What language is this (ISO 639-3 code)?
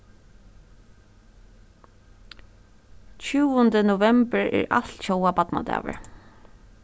fao